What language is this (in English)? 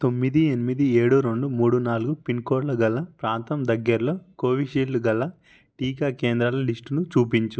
Telugu